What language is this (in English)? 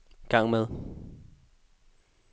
Danish